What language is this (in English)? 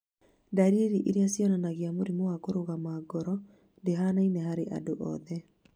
Kikuyu